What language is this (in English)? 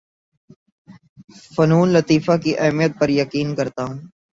Urdu